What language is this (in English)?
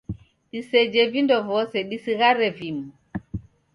Taita